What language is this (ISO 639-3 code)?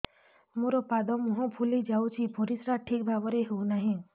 ori